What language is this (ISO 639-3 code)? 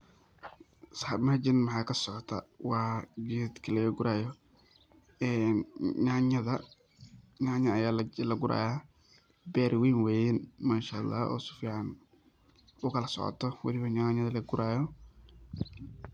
som